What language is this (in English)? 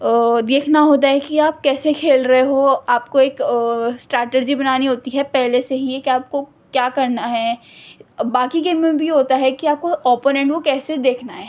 Urdu